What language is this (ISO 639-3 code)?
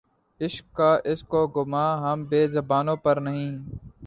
urd